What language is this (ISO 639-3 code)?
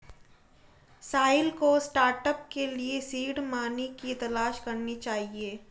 hin